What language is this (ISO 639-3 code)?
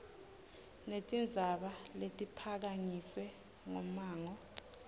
ssw